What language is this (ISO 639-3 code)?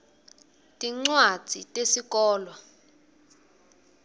ssw